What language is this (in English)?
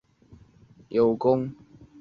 Chinese